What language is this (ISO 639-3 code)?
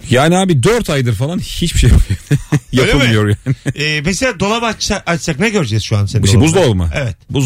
tur